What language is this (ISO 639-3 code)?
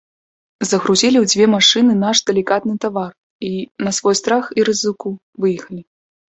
bel